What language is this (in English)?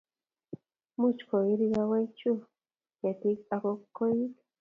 Kalenjin